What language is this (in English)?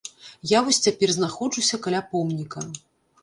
Belarusian